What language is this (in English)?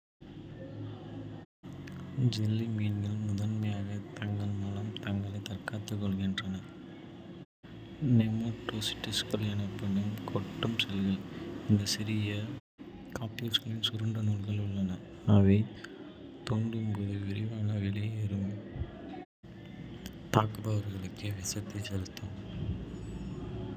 Kota (India)